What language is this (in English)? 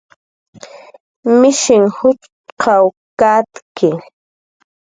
Jaqaru